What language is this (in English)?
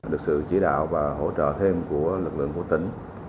Vietnamese